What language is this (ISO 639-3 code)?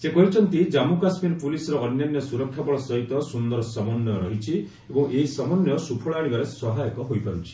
ori